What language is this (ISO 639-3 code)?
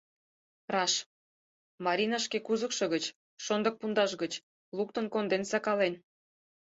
chm